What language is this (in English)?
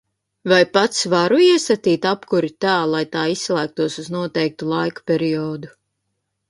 Latvian